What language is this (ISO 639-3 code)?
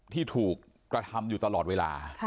tha